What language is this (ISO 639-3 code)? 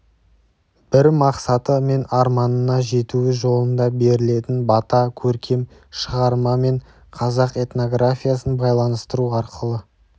kaz